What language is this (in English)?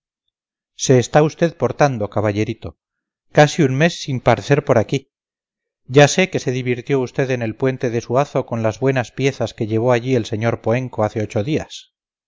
Spanish